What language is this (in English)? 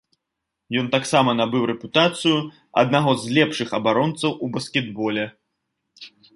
Belarusian